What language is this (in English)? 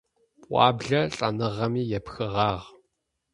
Adyghe